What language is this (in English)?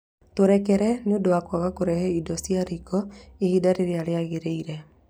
Kikuyu